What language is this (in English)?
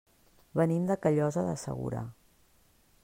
Catalan